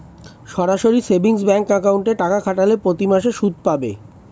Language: Bangla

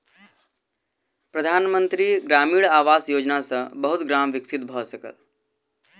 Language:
Maithili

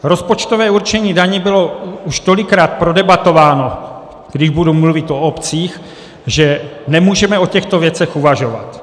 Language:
Czech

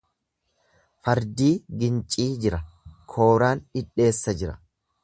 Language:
Oromo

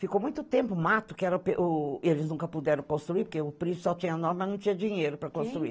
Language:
Portuguese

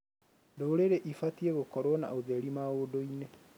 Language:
Kikuyu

